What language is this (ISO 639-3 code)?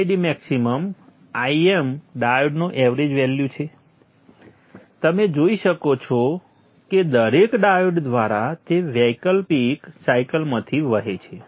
guj